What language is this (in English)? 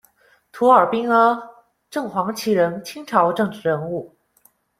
Chinese